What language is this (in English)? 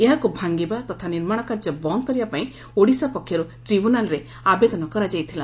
Odia